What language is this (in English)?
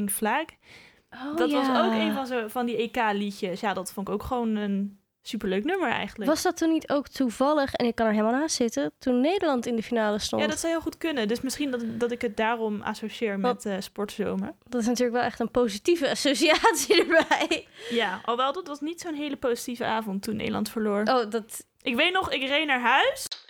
Dutch